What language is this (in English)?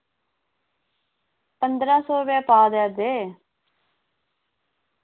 Dogri